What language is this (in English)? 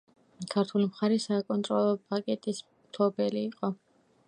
Georgian